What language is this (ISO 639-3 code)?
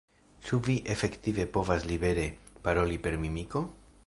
epo